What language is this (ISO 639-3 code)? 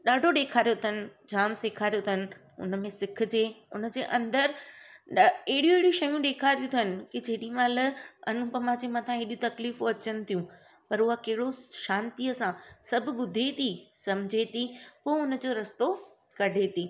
snd